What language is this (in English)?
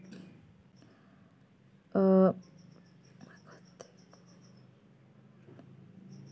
Santali